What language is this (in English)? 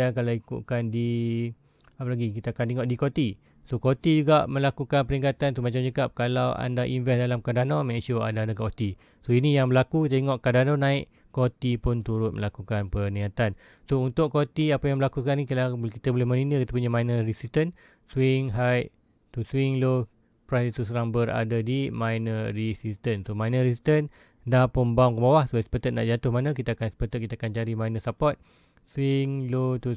Malay